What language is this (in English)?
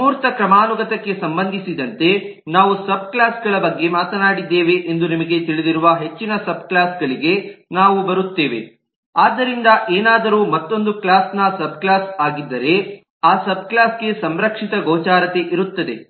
Kannada